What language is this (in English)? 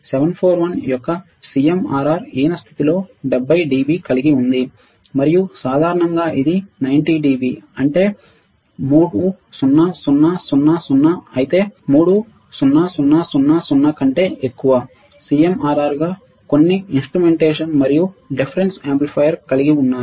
Telugu